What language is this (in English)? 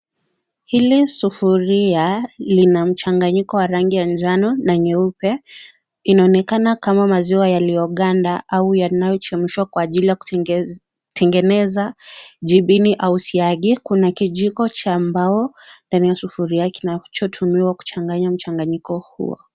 Swahili